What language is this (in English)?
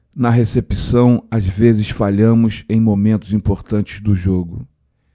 Portuguese